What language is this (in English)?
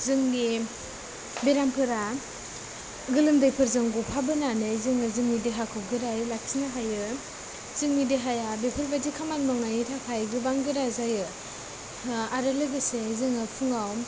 Bodo